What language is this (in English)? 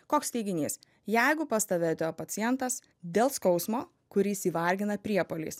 Lithuanian